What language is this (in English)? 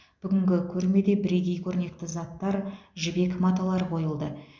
Kazakh